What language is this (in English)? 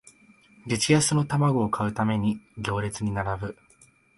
Japanese